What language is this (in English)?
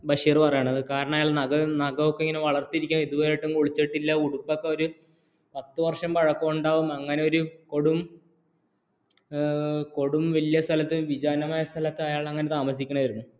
Malayalam